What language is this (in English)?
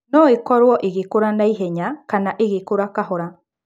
Kikuyu